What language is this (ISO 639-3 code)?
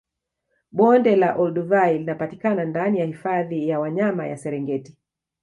swa